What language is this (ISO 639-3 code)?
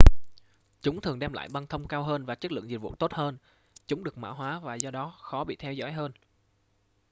vie